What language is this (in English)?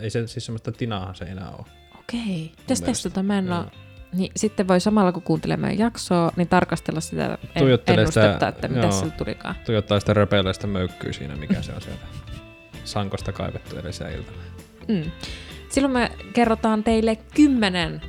Finnish